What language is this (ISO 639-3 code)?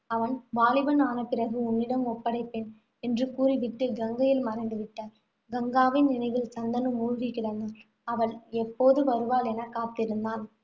tam